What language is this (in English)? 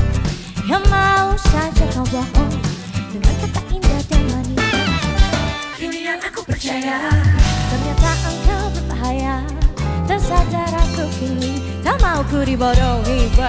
Indonesian